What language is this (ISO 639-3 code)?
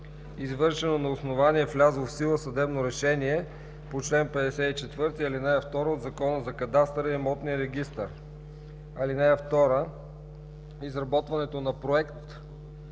bul